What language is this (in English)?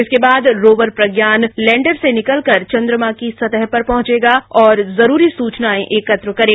Hindi